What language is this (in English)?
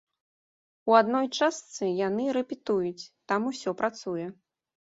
Belarusian